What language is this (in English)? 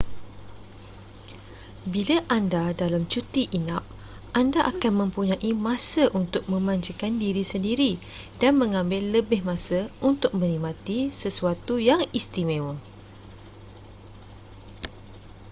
Malay